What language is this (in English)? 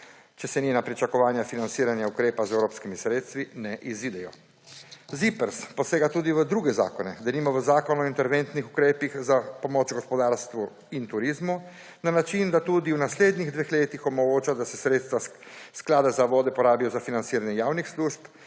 Slovenian